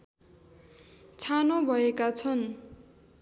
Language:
Nepali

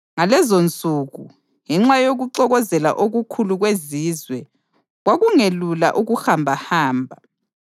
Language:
North Ndebele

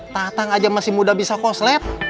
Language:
Indonesian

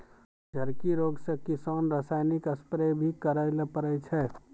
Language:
Maithili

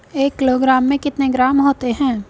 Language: Hindi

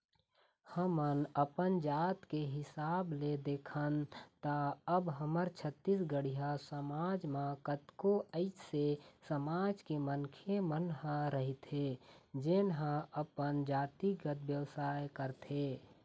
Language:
Chhattisgarhi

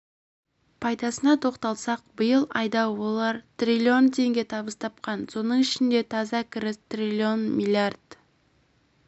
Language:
Kazakh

